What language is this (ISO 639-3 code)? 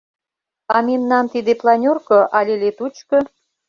chm